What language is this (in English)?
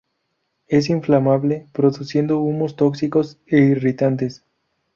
Spanish